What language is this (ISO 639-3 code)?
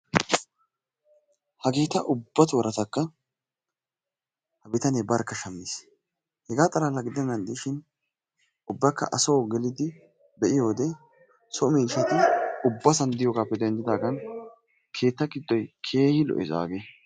wal